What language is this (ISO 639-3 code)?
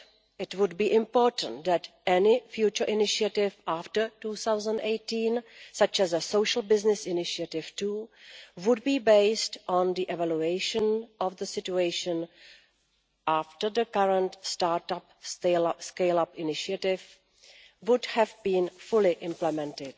eng